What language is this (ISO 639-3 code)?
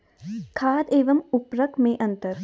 hin